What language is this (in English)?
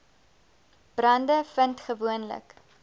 Afrikaans